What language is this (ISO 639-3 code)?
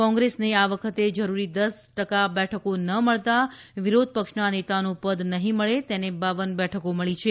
guj